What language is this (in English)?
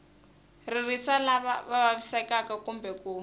Tsonga